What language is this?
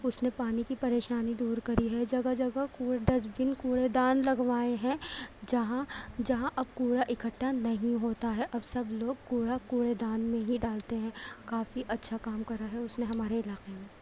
Urdu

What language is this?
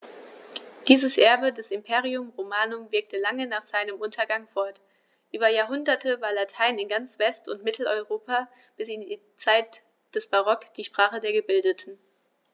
German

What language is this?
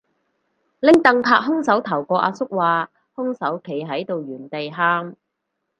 Cantonese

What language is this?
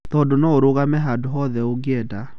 Kikuyu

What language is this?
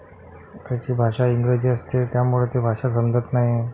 Marathi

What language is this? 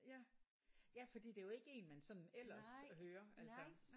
Danish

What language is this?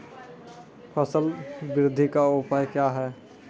Maithili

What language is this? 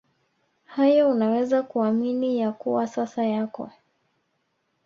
Swahili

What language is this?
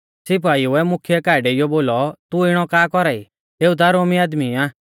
Mahasu Pahari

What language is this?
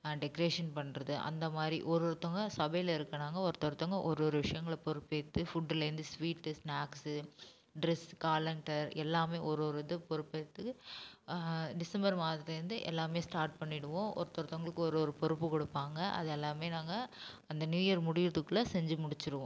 Tamil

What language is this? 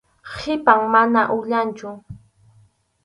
Arequipa-La Unión Quechua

